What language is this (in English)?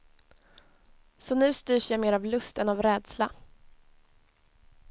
Swedish